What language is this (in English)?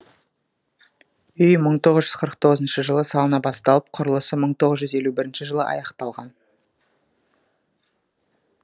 Kazakh